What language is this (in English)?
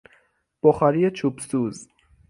Persian